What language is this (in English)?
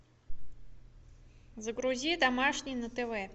Russian